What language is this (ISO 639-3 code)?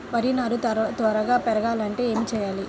tel